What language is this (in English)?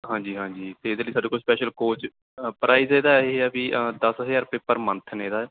Punjabi